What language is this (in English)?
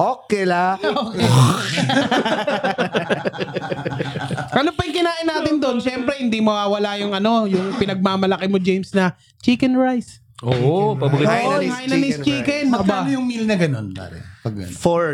Filipino